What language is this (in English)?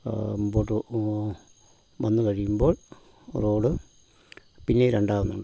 Malayalam